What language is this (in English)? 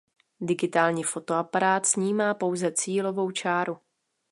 Czech